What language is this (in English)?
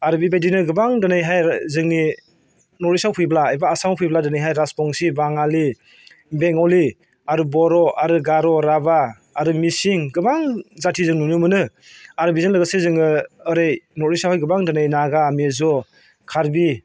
Bodo